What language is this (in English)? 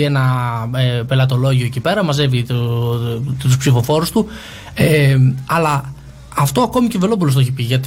Greek